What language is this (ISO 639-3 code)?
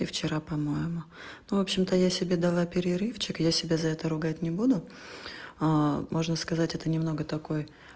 rus